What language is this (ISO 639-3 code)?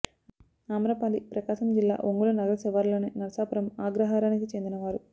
tel